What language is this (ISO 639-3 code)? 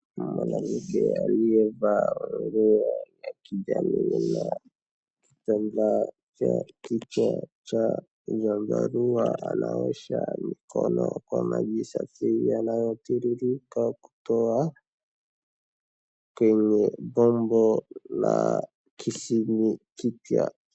swa